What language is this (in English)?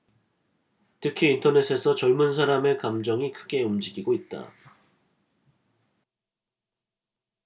Korean